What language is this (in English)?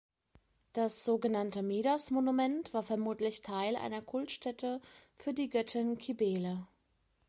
German